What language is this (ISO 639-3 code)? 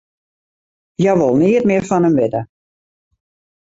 fry